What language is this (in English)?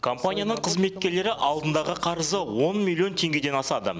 Kazakh